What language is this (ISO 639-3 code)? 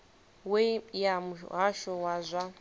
ven